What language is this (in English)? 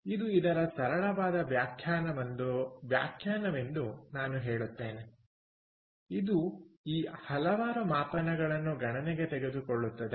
Kannada